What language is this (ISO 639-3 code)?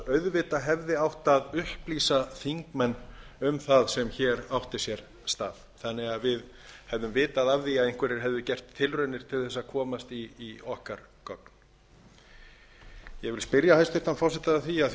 isl